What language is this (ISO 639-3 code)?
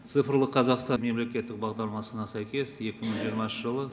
kaz